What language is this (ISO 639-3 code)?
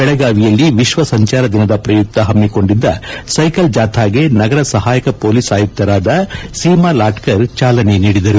kan